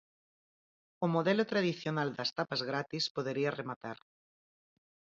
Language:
Galician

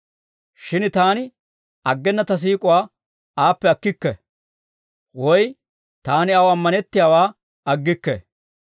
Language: Dawro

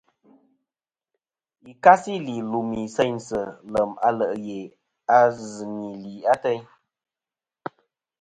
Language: Kom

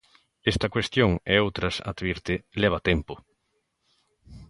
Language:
Galician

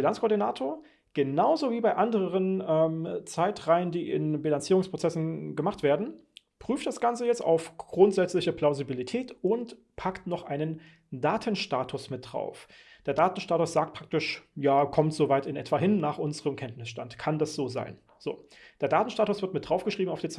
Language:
German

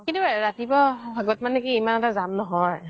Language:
Assamese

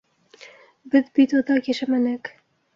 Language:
Bashkir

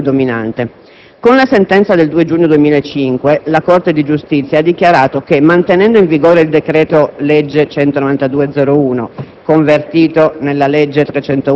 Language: Italian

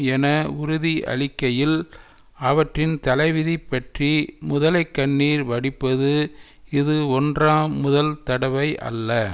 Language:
Tamil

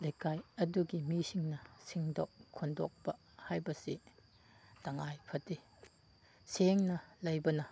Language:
Manipuri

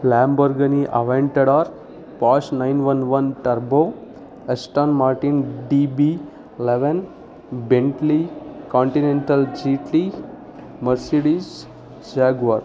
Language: Kannada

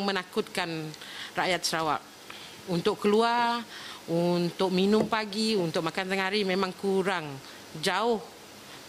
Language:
Malay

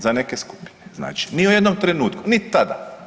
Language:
Croatian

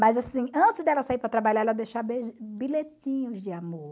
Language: Portuguese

